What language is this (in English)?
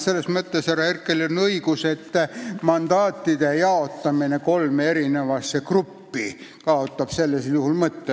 Estonian